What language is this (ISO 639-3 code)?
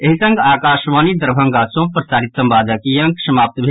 mai